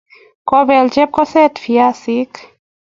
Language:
Kalenjin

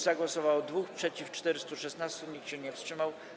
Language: Polish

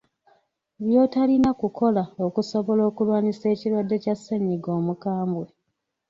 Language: Ganda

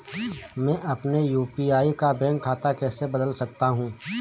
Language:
Hindi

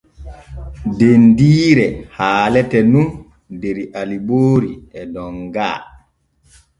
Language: Borgu Fulfulde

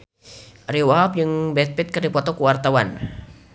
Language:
Sundanese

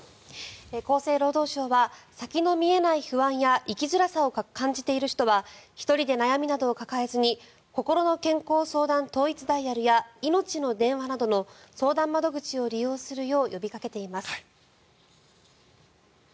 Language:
Japanese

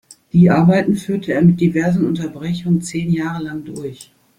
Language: German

